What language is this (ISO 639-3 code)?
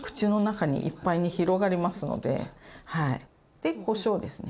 jpn